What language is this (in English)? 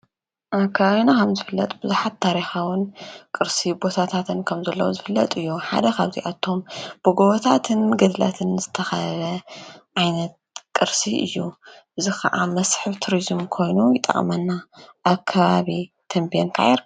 Tigrinya